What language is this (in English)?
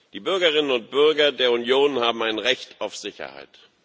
German